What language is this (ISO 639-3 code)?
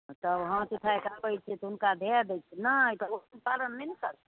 mai